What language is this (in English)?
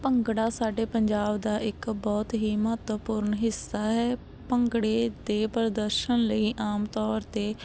Punjabi